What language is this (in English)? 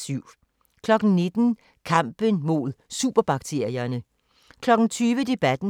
Danish